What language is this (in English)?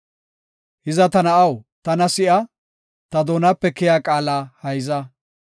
Gofa